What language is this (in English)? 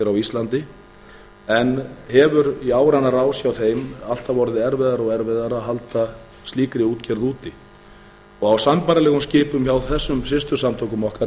Icelandic